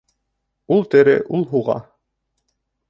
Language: Bashkir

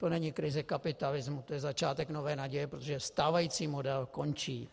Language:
Czech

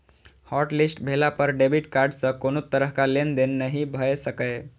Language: Maithili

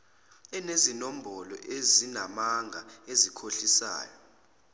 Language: Zulu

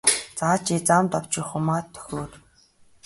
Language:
Mongolian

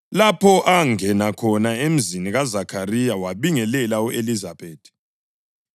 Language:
North Ndebele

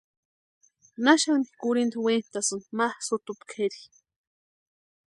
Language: Western Highland Purepecha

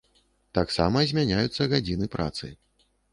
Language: Belarusian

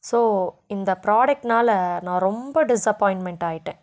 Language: Tamil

